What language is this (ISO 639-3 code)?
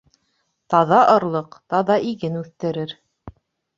bak